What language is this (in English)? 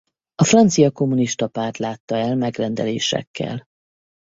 Hungarian